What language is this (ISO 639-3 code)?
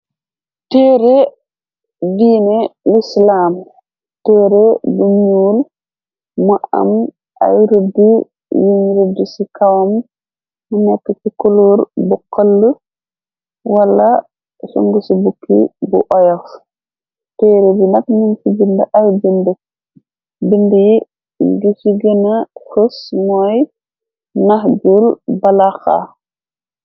wol